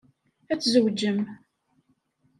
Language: Kabyle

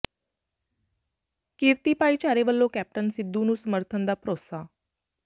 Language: Punjabi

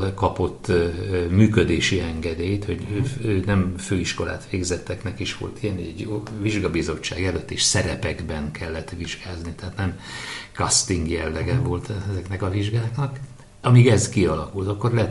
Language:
Hungarian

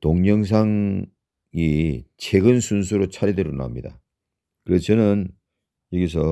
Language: Korean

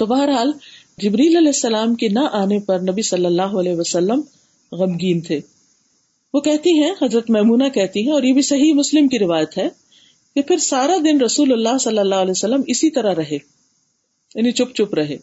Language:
Urdu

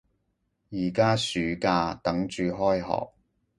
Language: Cantonese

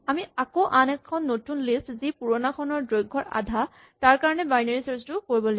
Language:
Assamese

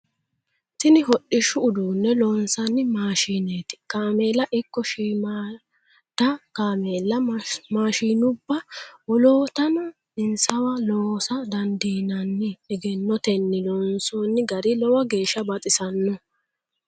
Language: Sidamo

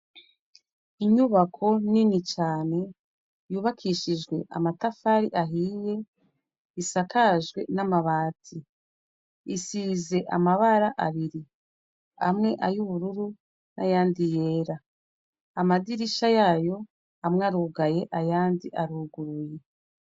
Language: Rundi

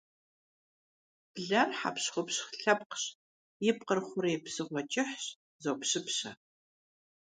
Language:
Kabardian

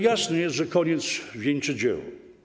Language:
Polish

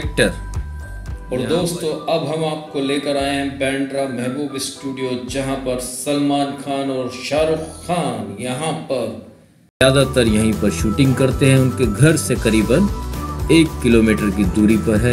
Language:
Hindi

